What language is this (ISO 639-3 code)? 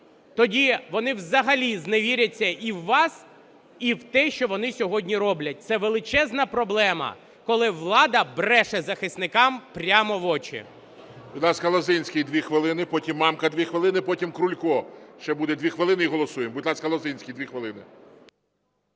ukr